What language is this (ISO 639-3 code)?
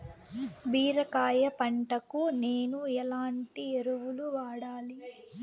tel